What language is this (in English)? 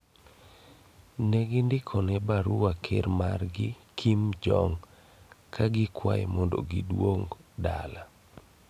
Luo (Kenya and Tanzania)